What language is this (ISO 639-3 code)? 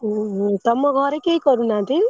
ori